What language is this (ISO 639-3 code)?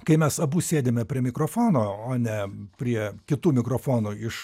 lit